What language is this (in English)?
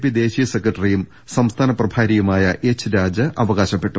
Malayalam